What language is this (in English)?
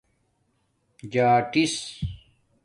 Domaaki